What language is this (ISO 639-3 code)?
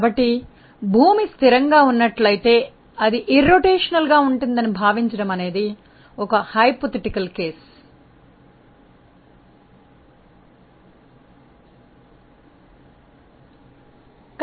tel